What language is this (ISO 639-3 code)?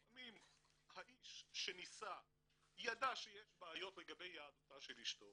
heb